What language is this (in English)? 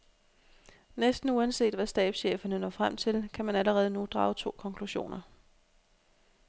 Danish